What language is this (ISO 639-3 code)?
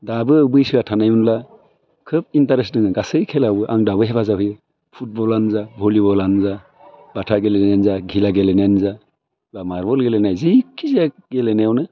brx